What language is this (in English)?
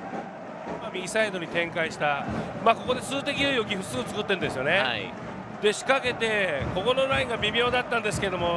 Japanese